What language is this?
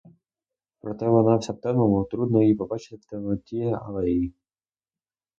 Ukrainian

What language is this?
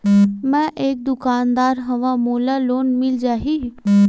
Chhattisgarhi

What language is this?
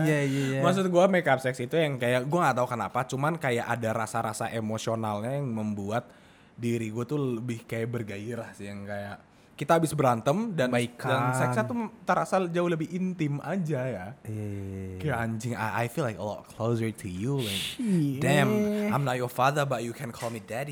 Indonesian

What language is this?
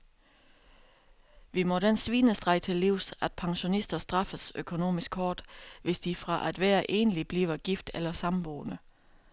Danish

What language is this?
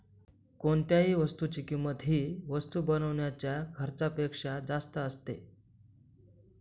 Marathi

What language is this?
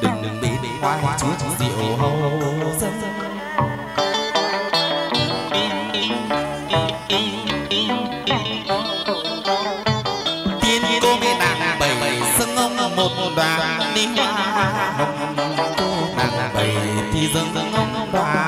Vietnamese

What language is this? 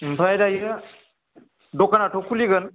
Bodo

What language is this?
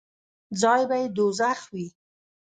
Pashto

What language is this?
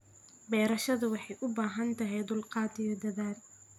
Somali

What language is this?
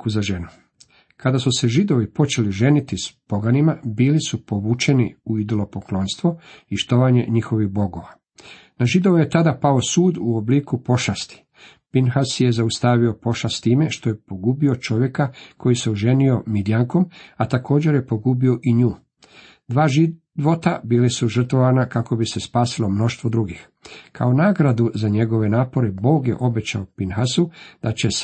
Croatian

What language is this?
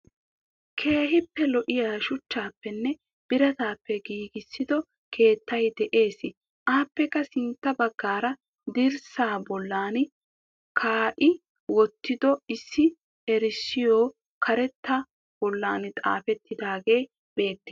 Wolaytta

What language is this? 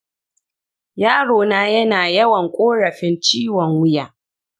Hausa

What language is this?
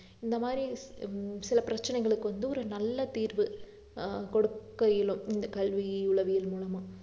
Tamil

